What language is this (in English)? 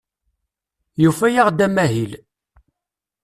Kabyle